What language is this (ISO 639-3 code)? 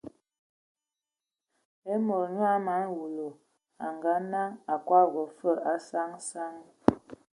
ewo